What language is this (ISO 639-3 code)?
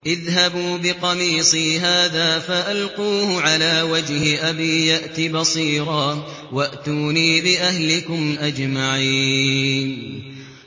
ara